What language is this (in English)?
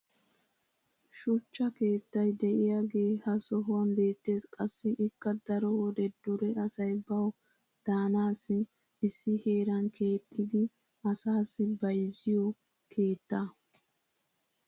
Wolaytta